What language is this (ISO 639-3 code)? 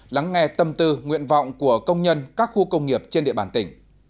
vie